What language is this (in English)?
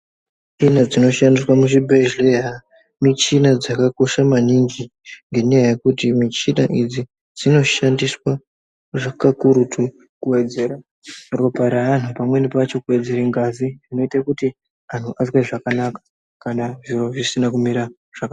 Ndau